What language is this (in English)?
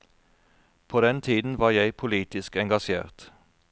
Norwegian